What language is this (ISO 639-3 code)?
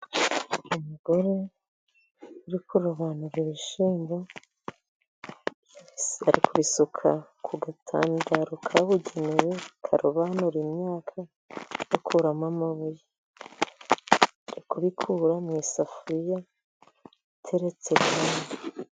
kin